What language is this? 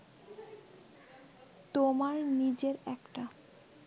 Bangla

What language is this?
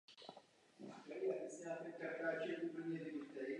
Czech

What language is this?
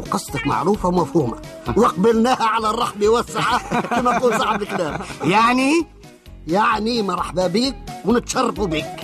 Arabic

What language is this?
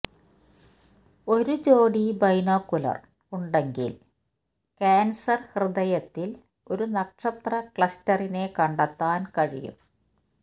Malayalam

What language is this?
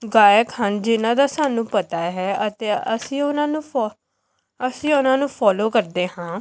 Punjabi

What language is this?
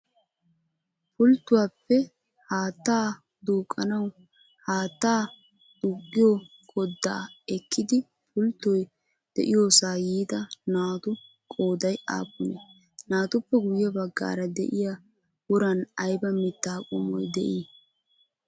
Wolaytta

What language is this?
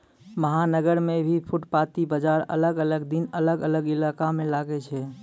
Maithili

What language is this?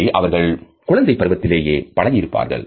Tamil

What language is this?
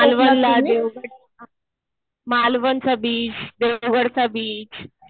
Marathi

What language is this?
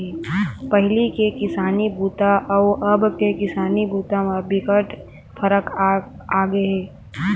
Chhattisgarhi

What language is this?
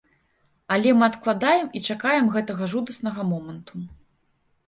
Belarusian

